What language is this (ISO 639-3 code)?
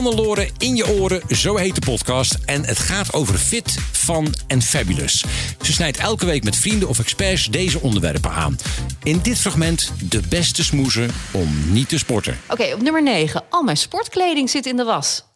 nld